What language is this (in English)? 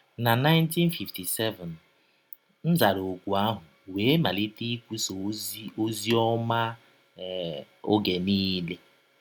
Igbo